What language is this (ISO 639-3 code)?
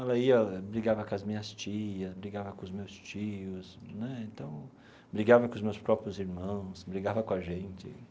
por